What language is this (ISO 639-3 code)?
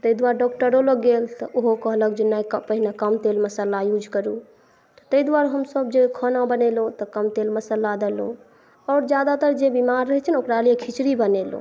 mai